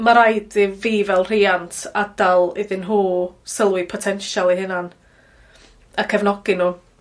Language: Welsh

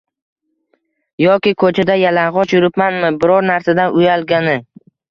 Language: Uzbek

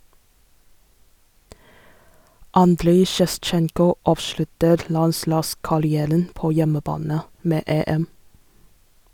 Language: Norwegian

